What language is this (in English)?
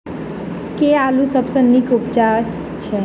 Maithili